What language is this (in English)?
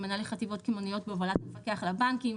Hebrew